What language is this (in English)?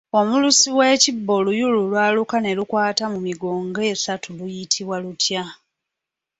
Ganda